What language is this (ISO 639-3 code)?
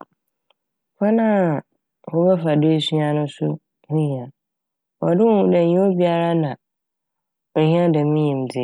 aka